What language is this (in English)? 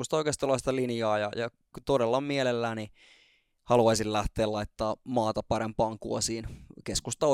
Finnish